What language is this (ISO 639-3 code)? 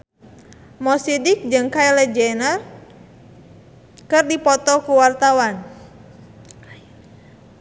sun